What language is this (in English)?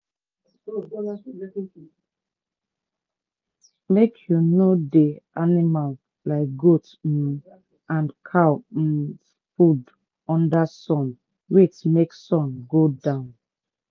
Nigerian Pidgin